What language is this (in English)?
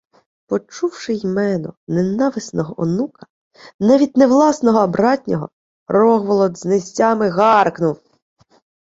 Ukrainian